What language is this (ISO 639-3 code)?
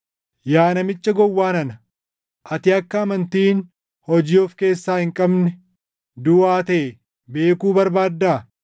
orm